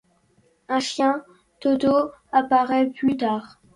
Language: French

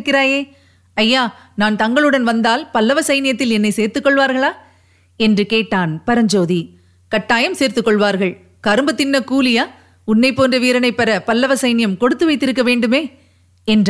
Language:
Tamil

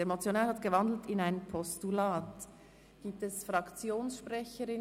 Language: Swiss German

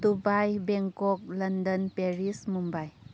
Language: Manipuri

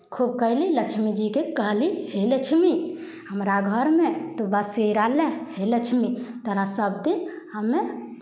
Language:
Maithili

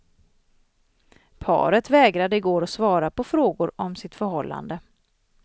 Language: Swedish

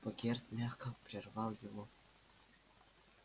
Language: Russian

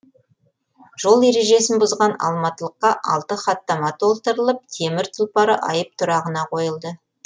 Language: Kazakh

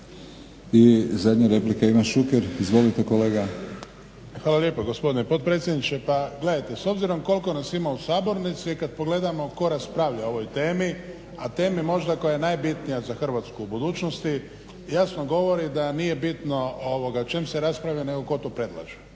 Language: Croatian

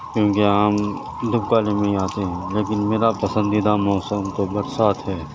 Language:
Urdu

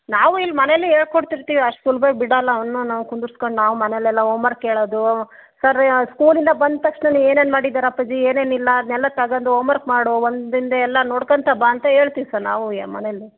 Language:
Kannada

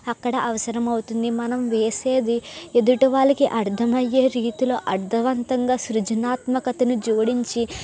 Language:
Telugu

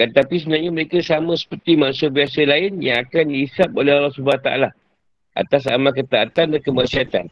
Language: Malay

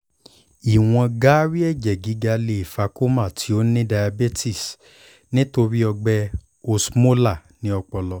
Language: Yoruba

